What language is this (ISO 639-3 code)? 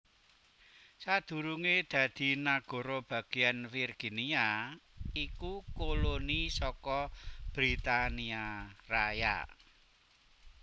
jav